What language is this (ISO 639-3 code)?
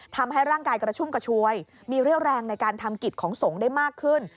tha